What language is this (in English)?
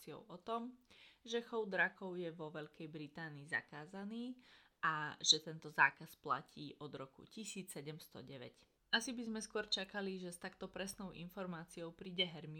Slovak